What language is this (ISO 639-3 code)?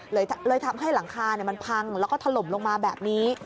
tha